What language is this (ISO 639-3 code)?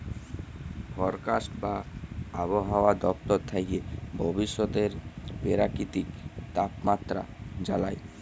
ben